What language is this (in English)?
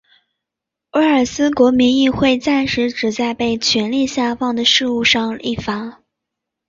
Chinese